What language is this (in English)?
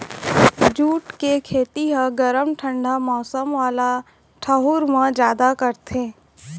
Chhattisgarhi